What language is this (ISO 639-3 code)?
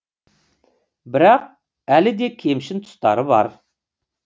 kaz